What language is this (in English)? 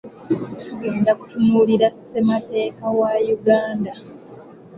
Ganda